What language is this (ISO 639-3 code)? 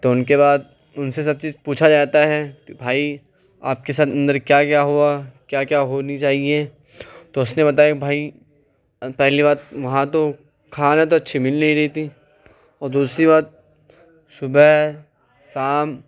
urd